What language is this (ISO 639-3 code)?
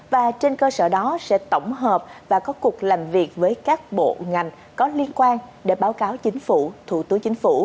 vie